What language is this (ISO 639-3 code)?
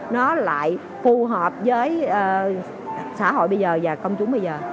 vie